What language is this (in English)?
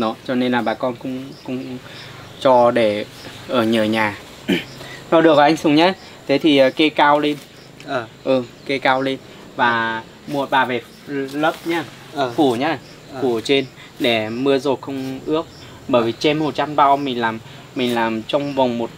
Vietnamese